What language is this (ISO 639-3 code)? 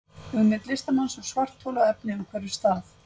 isl